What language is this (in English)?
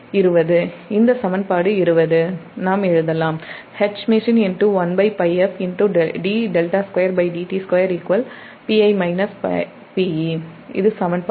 Tamil